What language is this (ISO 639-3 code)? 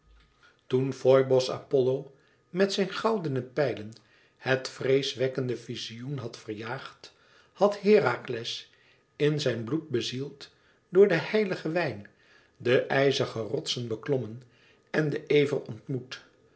nld